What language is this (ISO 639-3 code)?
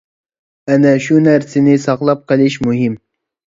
uig